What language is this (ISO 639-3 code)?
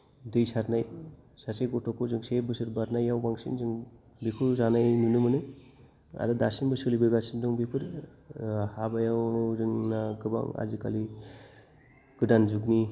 brx